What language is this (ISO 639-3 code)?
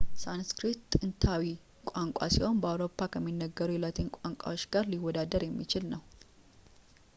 amh